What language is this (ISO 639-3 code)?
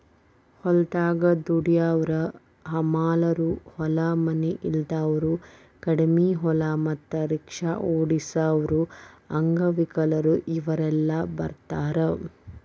kan